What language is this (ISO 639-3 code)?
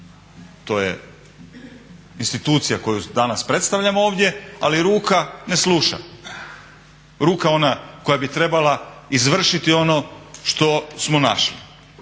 hrv